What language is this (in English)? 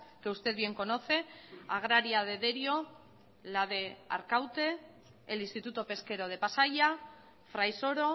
Spanish